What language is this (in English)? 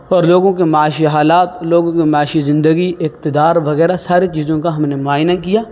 Urdu